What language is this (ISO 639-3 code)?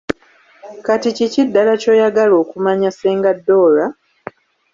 lug